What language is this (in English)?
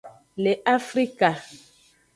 Aja (Benin)